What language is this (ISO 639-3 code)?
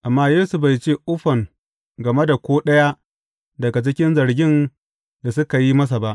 hau